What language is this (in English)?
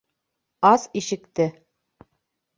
Bashkir